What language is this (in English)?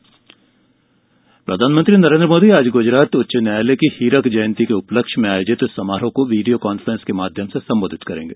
Hindi